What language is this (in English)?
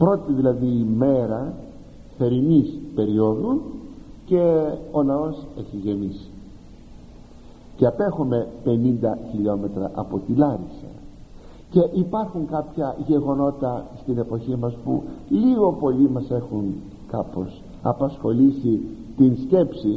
Greek